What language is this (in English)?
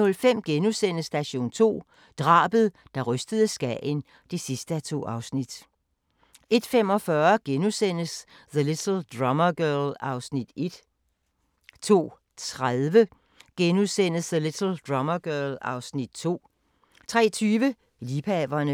Danish